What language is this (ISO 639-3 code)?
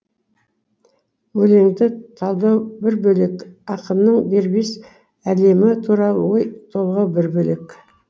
kaz